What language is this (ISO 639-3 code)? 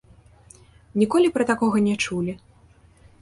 bel